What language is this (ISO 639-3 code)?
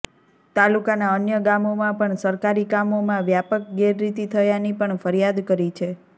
guj